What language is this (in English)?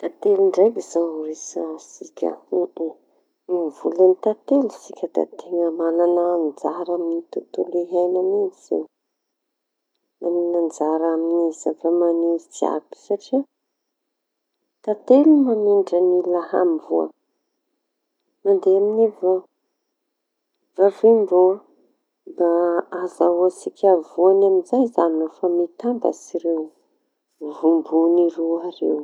Tanosy Malagasy